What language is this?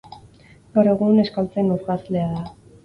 Basque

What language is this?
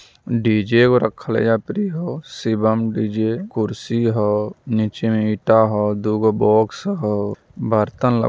Magahi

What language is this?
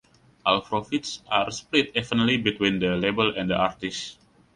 English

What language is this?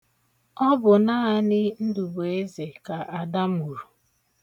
Igbo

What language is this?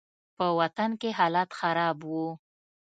Pashto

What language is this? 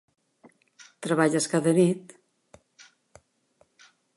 Catalan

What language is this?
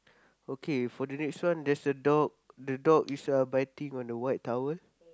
English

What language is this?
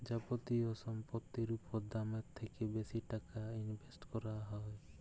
Bangla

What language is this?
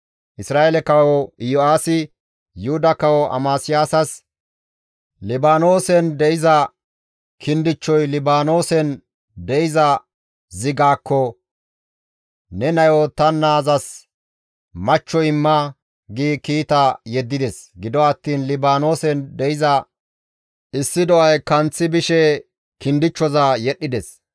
Gamo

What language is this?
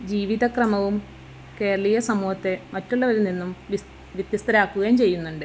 Malayalam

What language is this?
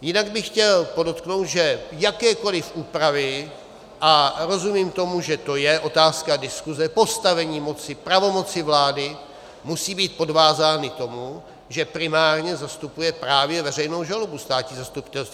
Czech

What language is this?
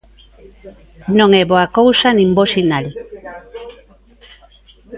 Galician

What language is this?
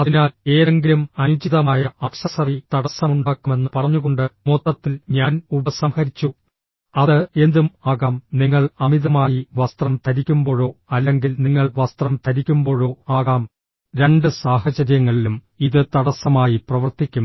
Malayalam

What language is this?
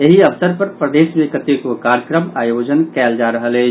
Maithili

